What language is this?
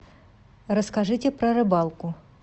Russian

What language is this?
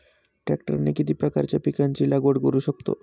Marathi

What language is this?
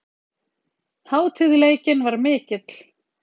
Icelandic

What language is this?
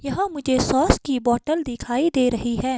Hindi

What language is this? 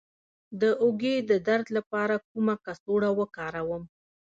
Pashto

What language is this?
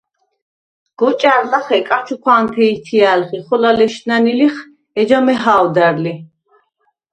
Svan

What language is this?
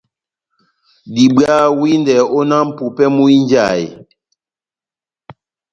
Batanga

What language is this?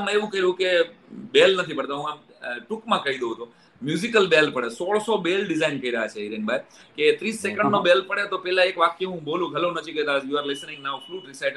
Gujarati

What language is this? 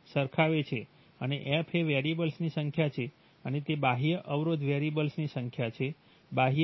Gujarati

